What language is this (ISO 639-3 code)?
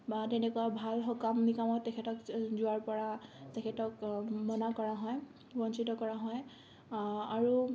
asm